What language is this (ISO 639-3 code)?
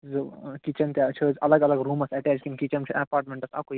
kas